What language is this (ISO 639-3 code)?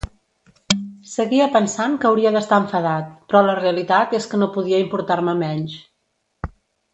cat